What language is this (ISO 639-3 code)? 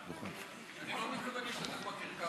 heb